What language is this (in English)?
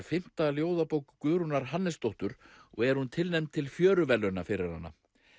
Icelandic